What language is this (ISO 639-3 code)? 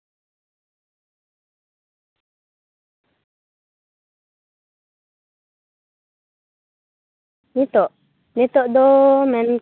sat